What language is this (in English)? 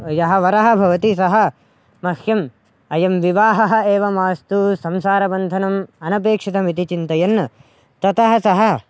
Sanskrit